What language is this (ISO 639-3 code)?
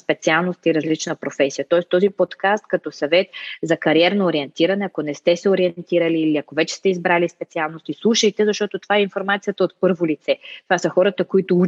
bul